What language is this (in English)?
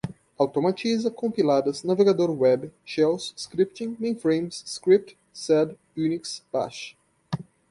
Portuguese